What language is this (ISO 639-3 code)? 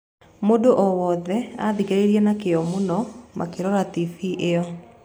kik